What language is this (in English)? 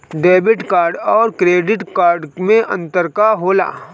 Bhojpuri